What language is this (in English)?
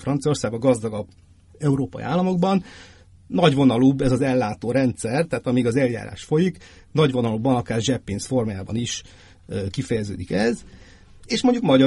Hungarian